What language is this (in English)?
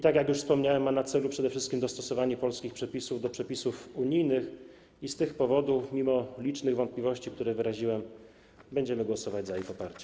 Polish